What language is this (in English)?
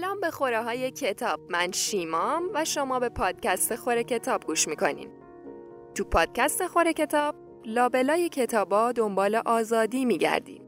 Persian